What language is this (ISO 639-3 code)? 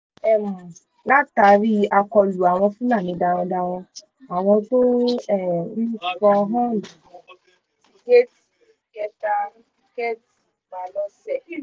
yor